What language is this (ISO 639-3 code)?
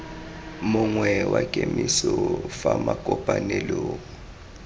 tsn